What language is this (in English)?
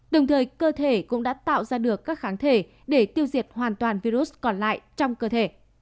Vietnamese